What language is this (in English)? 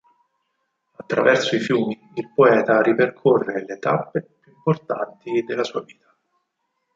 Italian